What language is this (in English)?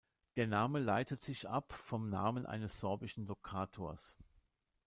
German